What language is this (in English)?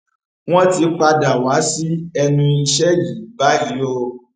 Yoruba